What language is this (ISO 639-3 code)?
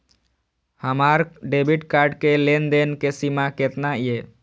mai